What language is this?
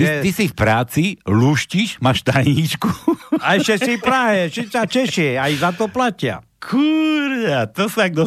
Slovak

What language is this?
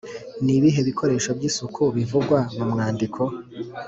Kinyarwanda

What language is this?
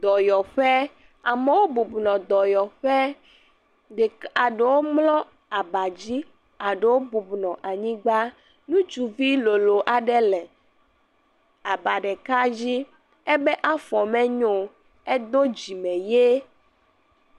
Ewe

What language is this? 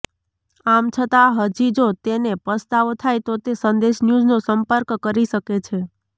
Gujarati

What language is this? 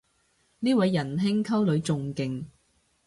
Cantonese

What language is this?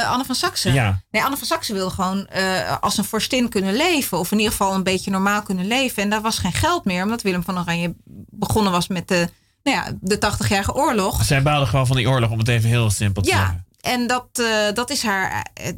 Dutch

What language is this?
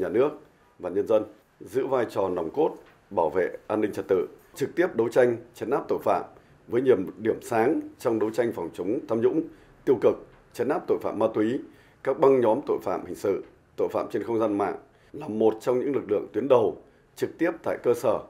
Vietnamese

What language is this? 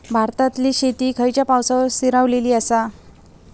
Marathi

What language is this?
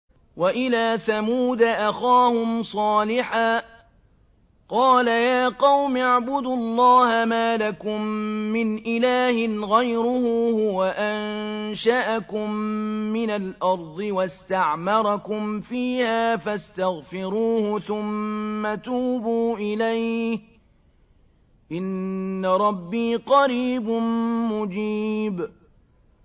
Arabic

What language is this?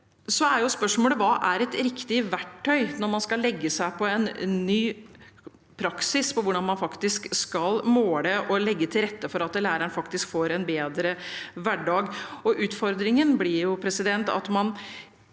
Norwegian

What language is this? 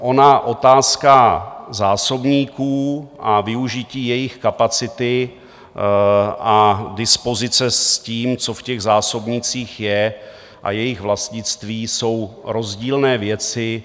Czech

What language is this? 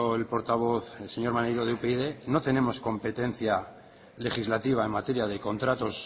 Spanish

